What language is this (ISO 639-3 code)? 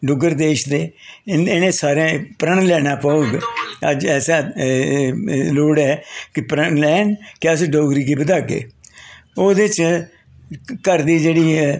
doi